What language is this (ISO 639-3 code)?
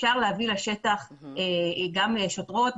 heb